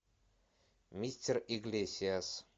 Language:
Russian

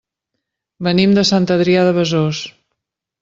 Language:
Catalan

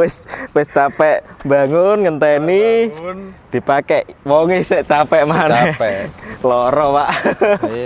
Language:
Indonesian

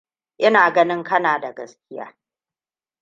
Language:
Hausa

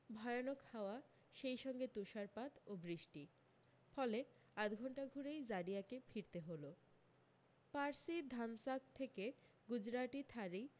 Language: Bangla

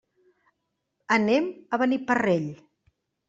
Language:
Catalan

